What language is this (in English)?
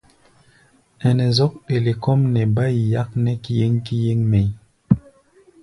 Gbaya